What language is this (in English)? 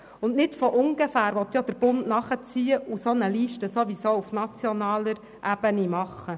Swiss German